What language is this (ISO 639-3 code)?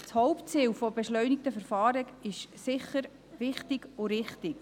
gsw